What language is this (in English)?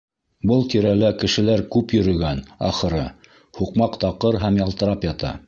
Bashkir